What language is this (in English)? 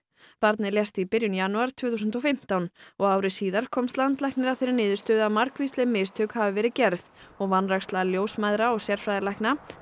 Icelandic